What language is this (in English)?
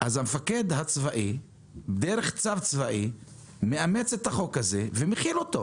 Hebrew